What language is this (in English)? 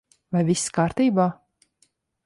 Latvian